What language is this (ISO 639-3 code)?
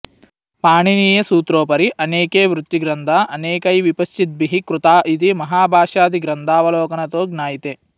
san